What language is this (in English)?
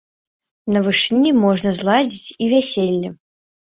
Belarusian